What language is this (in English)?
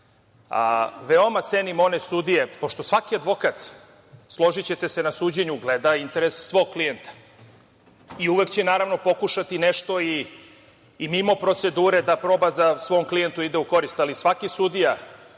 Serbian